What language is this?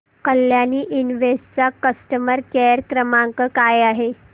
Marathi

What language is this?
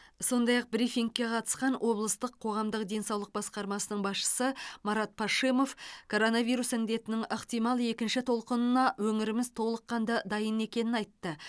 Kazakh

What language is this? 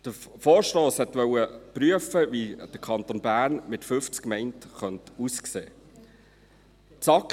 Swiss German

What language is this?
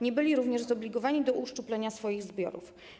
Polish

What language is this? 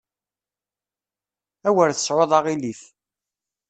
Kabyle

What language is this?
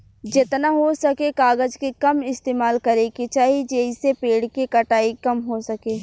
Bhojpuri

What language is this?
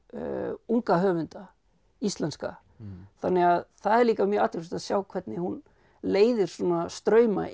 Icelandic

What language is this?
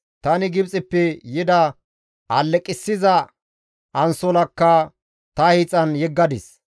Gamo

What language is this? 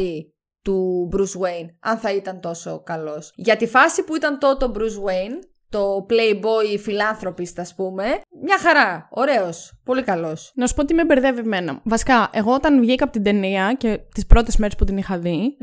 Greek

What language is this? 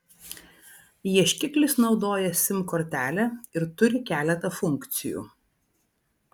Lithuanian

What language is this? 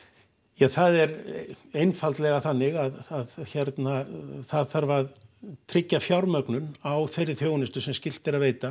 Icelandic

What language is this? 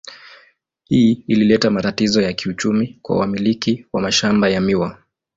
Swahili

